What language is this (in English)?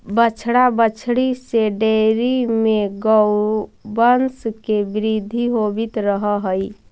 Magahi